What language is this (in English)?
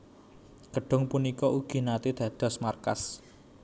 Javanese